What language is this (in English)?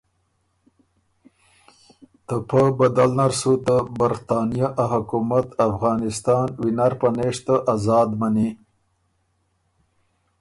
Ormuri